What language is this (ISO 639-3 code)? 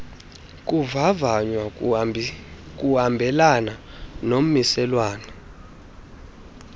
xho